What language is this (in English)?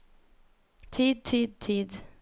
Norwegian